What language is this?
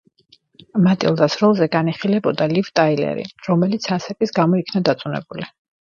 Georgian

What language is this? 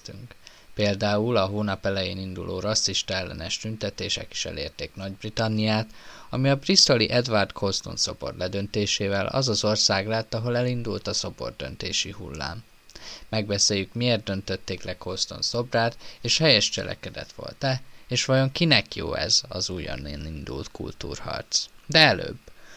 Hungarian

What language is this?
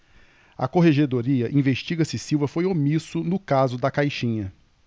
Portuguese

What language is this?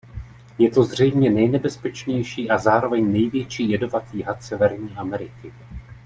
Czech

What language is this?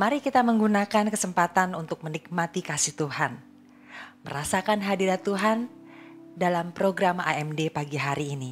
Indonesian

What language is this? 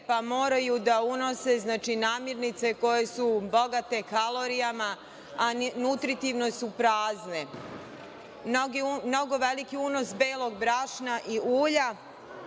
Serbian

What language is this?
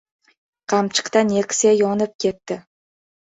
Uzbek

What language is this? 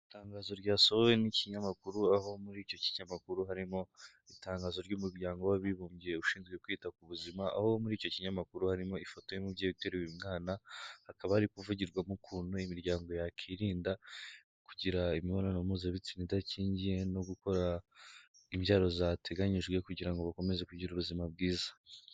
Kinyarwanda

